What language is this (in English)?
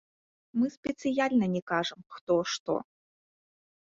Belarusian